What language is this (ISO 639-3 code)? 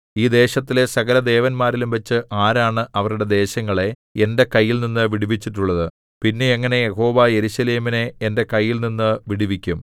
mal